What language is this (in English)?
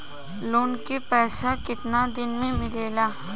Bhojpuri